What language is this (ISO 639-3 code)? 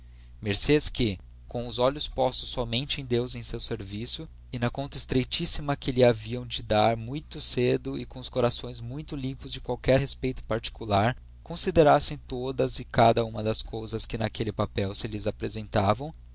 por